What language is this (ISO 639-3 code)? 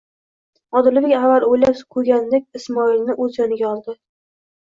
uzb